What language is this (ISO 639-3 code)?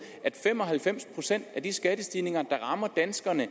dan